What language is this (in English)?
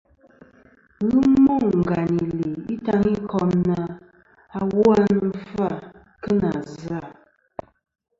Kom